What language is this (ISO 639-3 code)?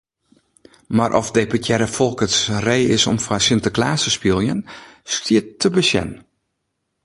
fry